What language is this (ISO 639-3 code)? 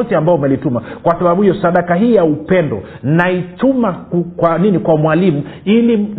swa